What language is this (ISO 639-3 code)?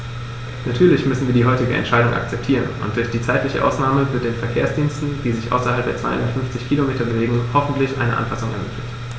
deu